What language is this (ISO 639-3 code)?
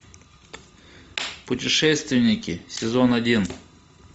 rus